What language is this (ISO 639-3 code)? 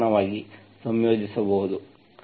kan